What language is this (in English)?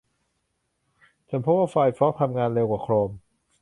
Thai